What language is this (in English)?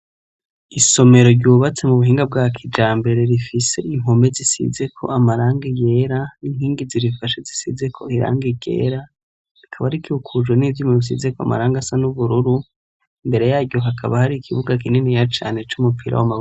Rundi